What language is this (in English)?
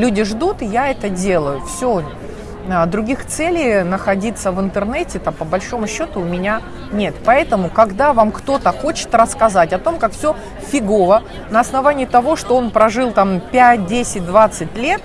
Russian